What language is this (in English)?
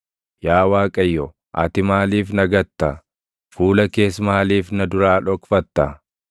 Oromo